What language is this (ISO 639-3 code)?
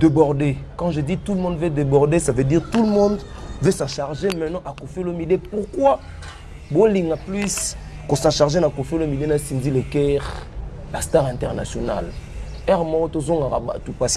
fra